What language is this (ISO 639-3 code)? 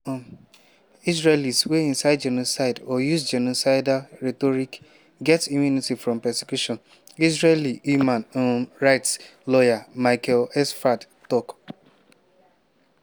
pcm